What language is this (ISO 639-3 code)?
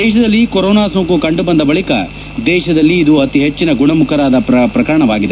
kan